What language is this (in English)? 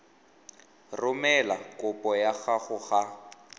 Tswana